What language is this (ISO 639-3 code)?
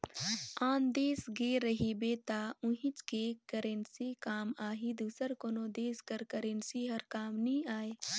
hne